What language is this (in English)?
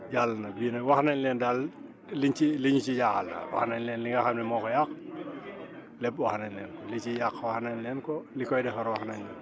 Wolof